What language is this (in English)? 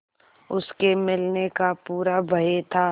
Hindi